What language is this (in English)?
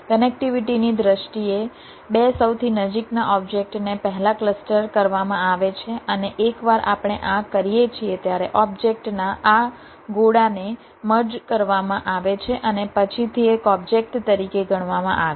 Gujarati